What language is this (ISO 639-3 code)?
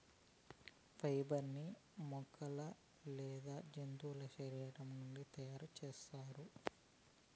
tel